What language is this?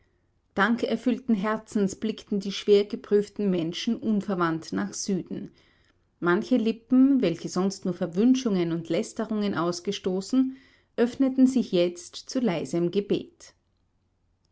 German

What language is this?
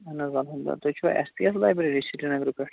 Kashmiri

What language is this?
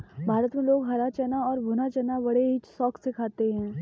Hindi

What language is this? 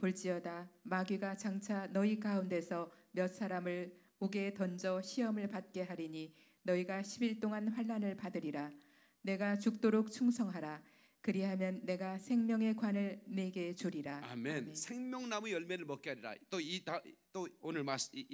Korean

